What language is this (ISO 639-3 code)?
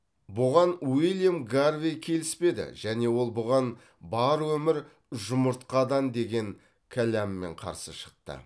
kaz